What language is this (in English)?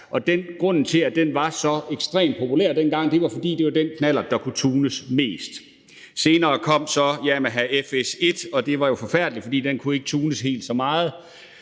Danish